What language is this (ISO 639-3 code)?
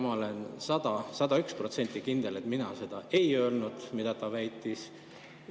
est